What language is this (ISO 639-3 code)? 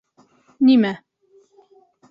bak